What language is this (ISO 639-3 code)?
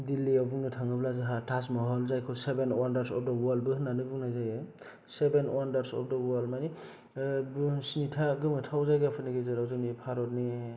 brx